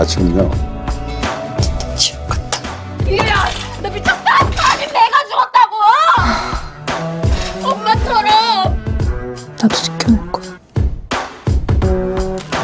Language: Korean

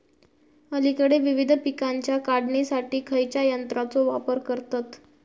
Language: Marathi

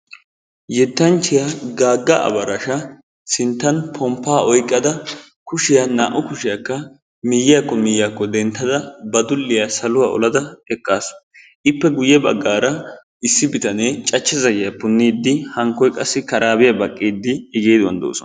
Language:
Wolaytta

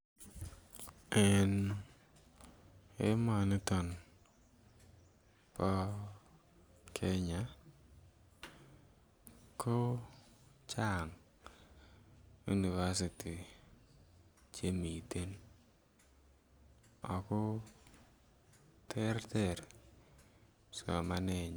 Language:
Kalenjin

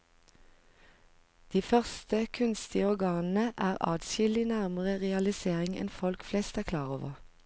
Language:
Norwegian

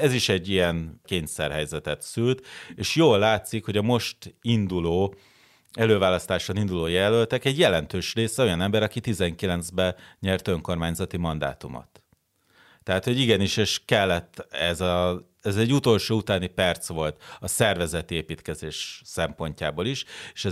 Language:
Hungarian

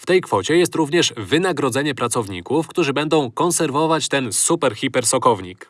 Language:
Polish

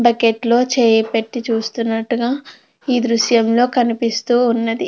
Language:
Telugu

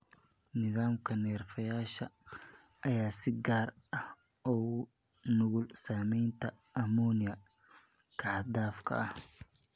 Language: Somali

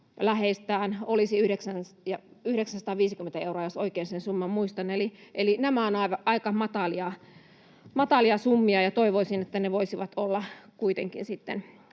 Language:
Finnish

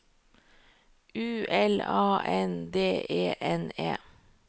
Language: Norwegian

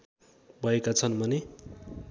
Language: Nepali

